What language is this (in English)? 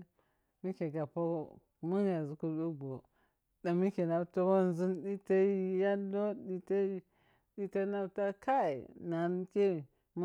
Piya-Kwonci